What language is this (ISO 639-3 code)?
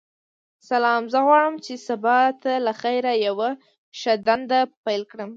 pus